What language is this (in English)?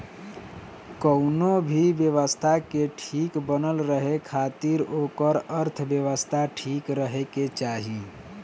Bhojpuri